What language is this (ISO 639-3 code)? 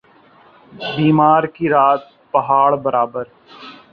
urd